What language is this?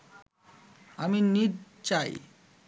Bangla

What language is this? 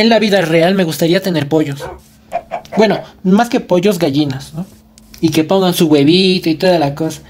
Spanish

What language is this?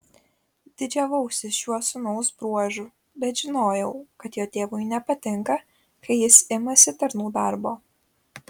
Lithuanian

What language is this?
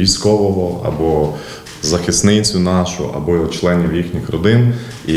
Ukrainian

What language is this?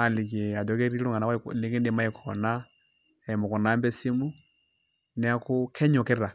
Masai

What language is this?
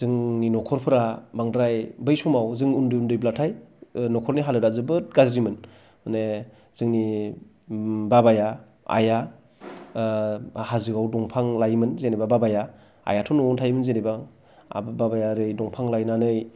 Bodo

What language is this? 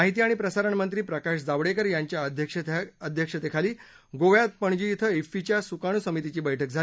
Marathi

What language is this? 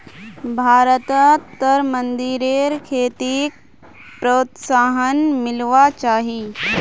Magahi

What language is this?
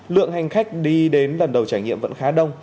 Vietnamese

